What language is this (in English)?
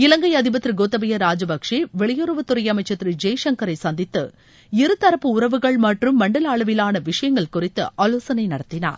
Tamil